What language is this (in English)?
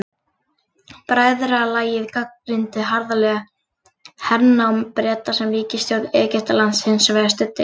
Icelandic